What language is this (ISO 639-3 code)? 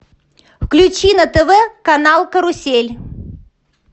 rus